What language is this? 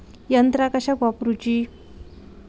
Marathi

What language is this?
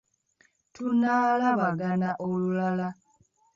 Ganda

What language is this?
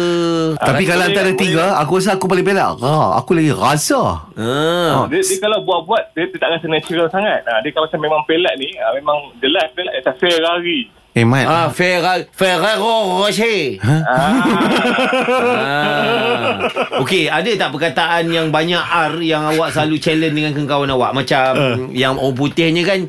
Malay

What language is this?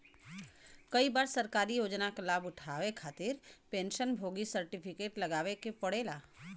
Bhojpuri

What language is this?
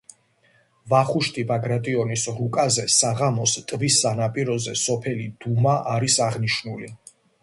Georgian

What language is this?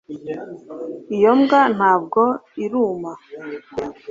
Kinyarwanda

